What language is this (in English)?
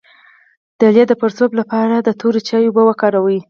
Pashto